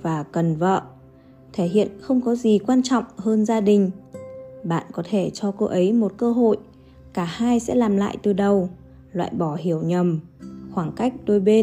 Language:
Vietnamese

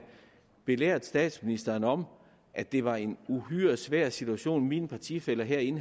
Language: Danish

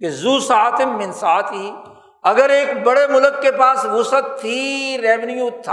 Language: Urdu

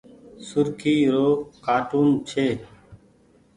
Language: Goaria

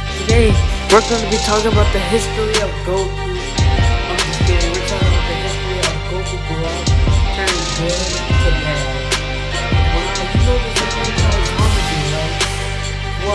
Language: English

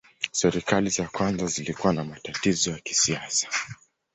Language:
Swahili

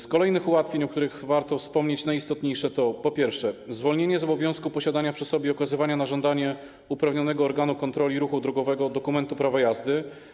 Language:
Polish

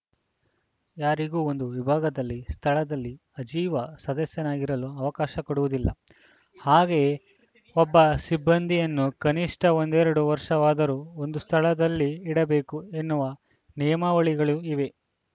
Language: Kannada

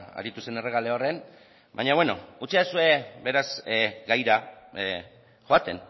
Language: Basque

